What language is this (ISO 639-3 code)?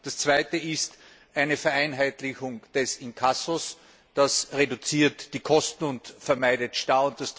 deu